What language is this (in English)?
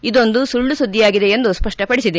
Kannada